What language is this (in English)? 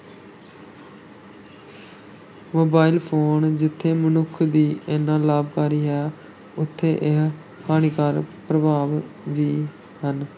Punjabi